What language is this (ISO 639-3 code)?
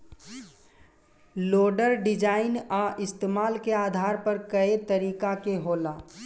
bho